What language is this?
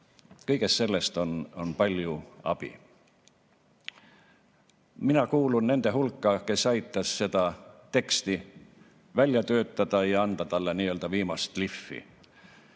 Estonian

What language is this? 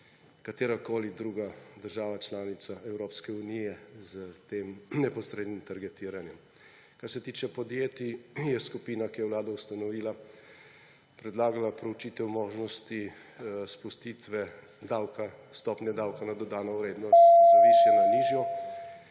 Slovenian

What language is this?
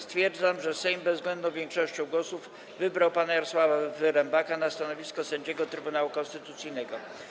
Polish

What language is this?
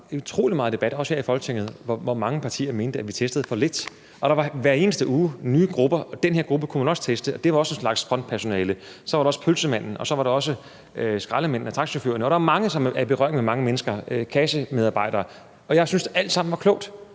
Danish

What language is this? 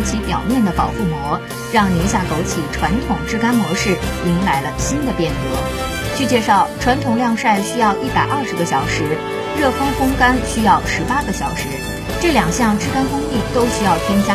Chinese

